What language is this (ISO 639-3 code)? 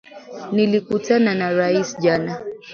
swa